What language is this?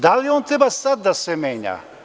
Serbian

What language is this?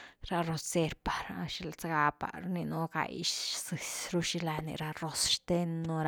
Güilá Zapotec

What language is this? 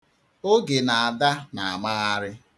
Igbo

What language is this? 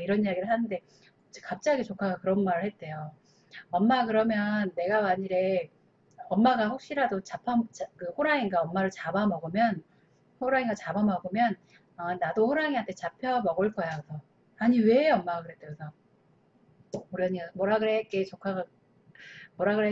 Korean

